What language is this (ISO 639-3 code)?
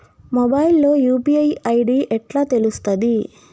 tel